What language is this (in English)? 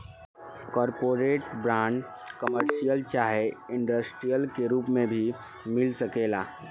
Bhojpuri